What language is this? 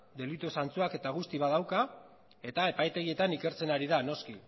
Basque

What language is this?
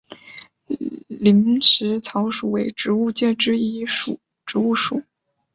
Chinese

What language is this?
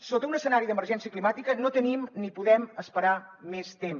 Catalan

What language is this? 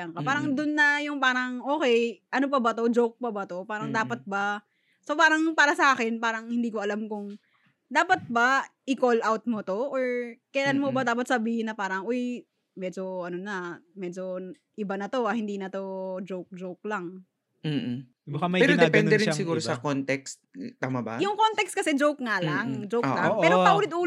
Filipino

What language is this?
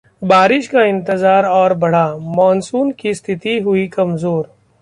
Hindi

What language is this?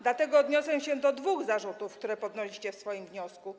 Polish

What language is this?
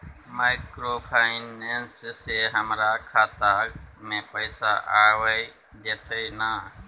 Maithili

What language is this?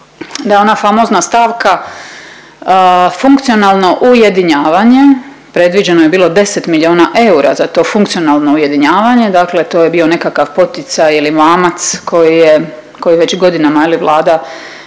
Croatian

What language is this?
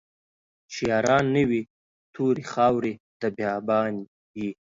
Pashto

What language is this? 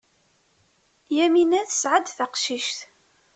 Kabyle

